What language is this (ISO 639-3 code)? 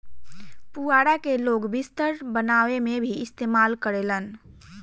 bho